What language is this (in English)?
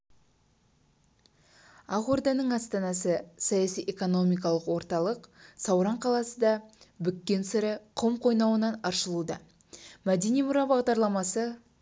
Kazakh